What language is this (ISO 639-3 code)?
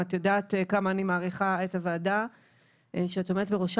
heb